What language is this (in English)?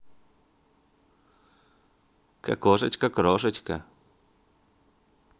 Russian